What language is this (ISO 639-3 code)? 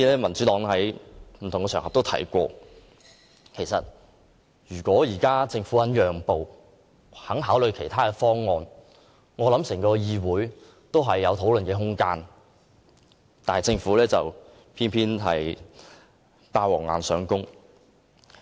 yue